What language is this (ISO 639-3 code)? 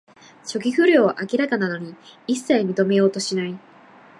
jpn